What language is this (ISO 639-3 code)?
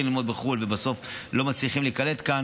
heb